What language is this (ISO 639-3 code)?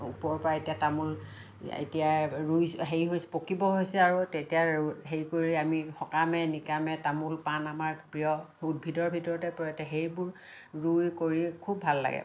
asm